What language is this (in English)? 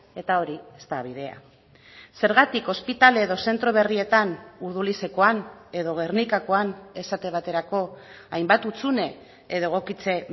Basque